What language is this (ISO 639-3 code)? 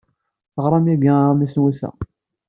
kab